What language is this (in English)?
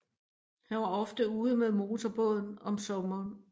Danish